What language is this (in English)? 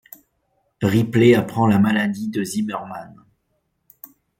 French